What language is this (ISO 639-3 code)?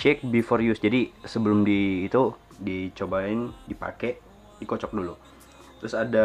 ind